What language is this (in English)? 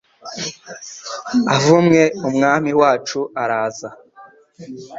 Kinyarwanda